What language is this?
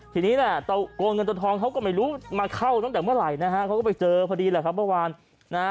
Thai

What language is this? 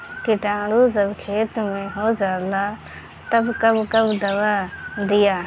Bhojpuri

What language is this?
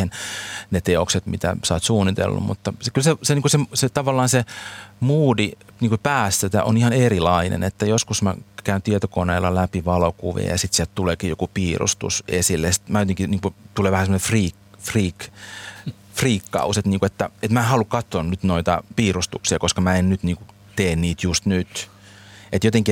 Finnish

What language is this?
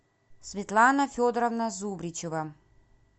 Russian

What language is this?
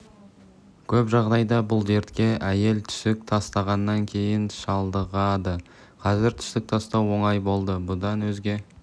Kazakh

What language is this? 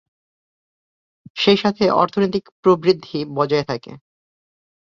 Bangla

